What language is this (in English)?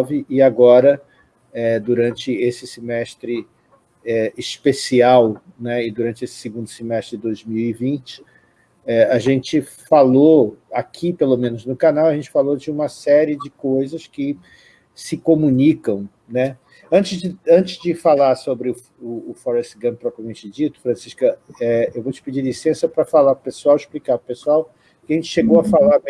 Portuguese